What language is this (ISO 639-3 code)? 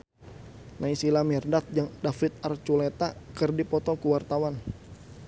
sun